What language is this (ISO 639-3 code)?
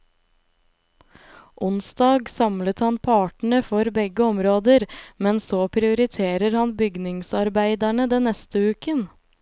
nor